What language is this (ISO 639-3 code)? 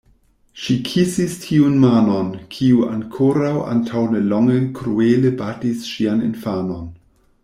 epo